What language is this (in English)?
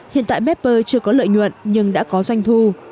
Vietnamese